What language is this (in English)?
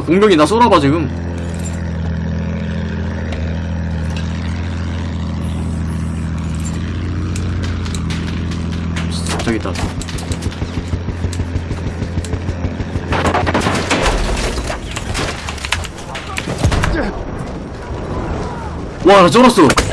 Korean